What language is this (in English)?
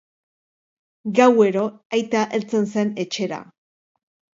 Basque